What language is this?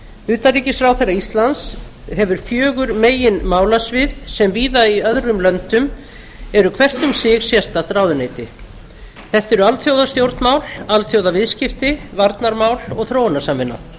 Icelandic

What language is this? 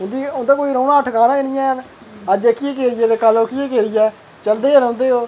Dogri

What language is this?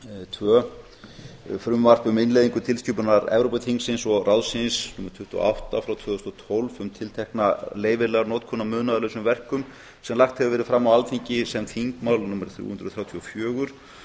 Icelandic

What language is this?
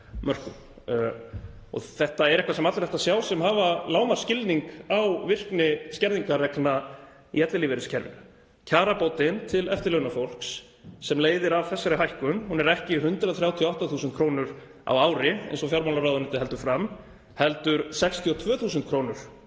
Icelandic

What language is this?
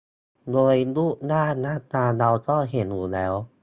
Thai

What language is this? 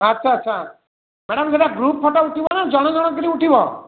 Odia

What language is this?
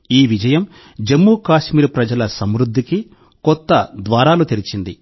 Telugu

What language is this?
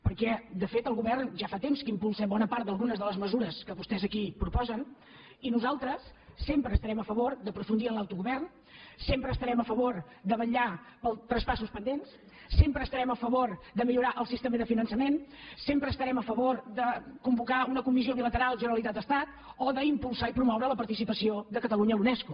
Catalan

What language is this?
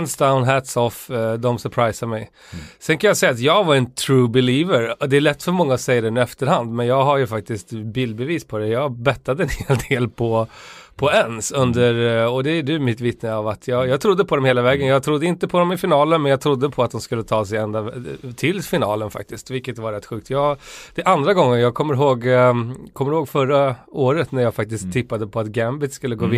Swedish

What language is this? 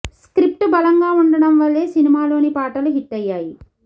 Telugu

